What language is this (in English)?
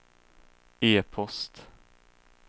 Swedish